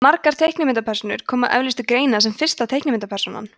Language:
Icelandic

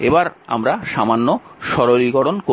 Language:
Bangla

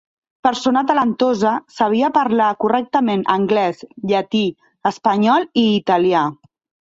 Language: Catalan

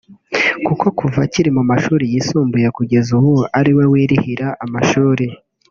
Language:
Kinyarwanda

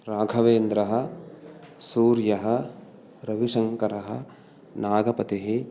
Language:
Sanskrit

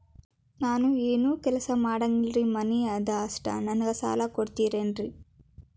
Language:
Kannada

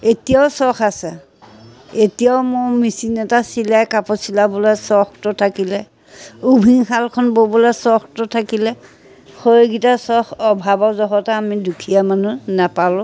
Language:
Assamese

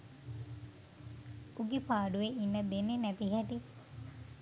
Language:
Sinhala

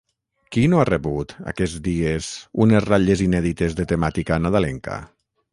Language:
Catalan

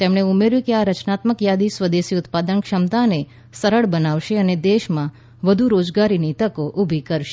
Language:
Gujarati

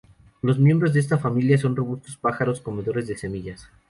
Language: Spanish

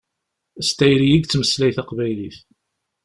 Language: Kabyle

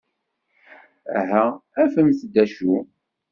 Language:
Kabyle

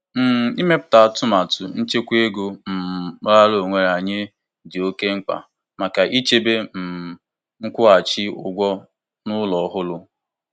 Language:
Igbo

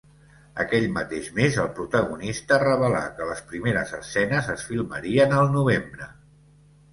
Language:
Catalan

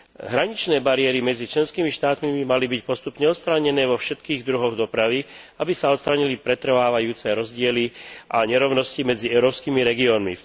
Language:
Slovak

